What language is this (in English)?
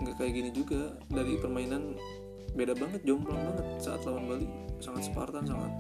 Indonesian